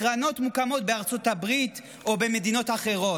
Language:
Hebrew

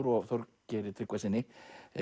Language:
Icelandic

